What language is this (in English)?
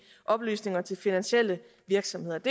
Danish